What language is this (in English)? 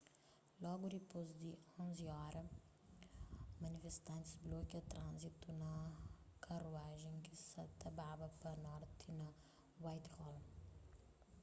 Kabuverdianu